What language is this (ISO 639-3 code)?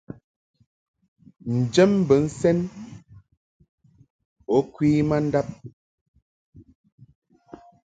mhk